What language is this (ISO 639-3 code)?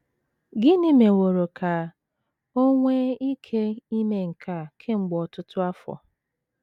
ibo